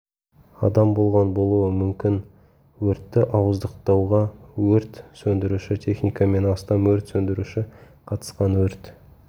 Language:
Kazakh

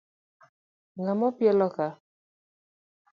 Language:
Luo (Kenya and Tanzania)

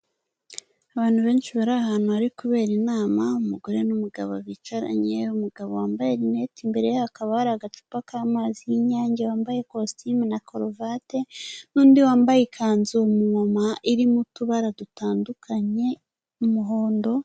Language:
Kinyarwanda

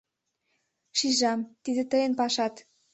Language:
Mari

